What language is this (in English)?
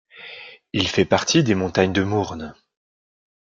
French